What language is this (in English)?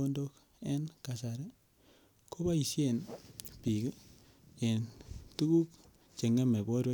Kalenjin